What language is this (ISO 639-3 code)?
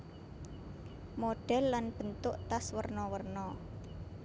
jav